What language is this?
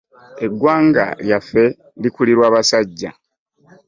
Ganda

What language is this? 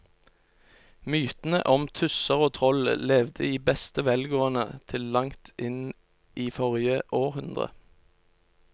Norwegian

